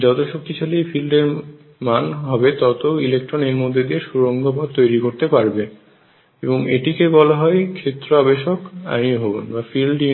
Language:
Bangla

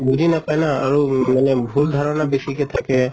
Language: Assamese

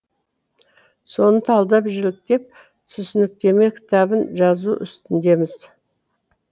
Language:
Kazakh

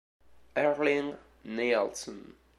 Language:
Italian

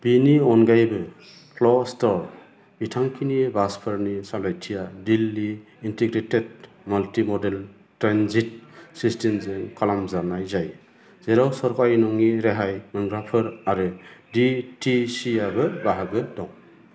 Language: Bodo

